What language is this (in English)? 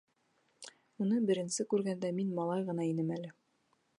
Bashkir